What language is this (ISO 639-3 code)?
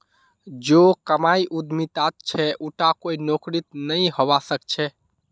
mag